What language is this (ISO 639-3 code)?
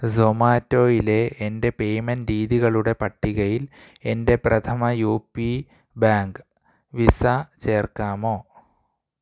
mal